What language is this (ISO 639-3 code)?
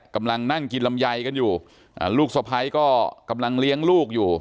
tha